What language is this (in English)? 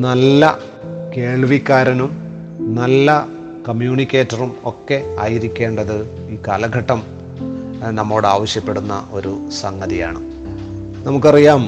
Malayalam